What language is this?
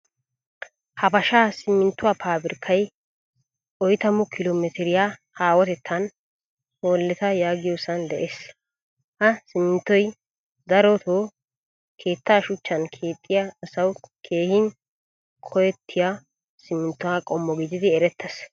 Wolaytta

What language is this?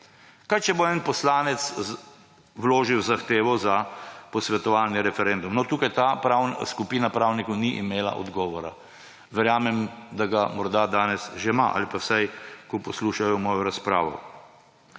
Slovenian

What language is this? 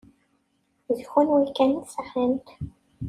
Kabyle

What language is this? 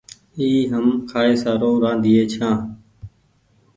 Goaria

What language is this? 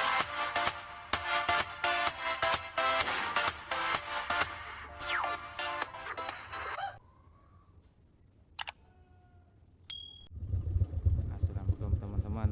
Indonesian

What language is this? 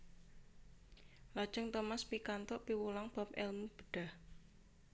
Javanese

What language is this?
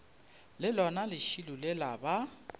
Northern Sotho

